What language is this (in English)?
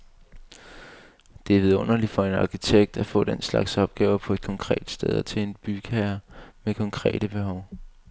Danish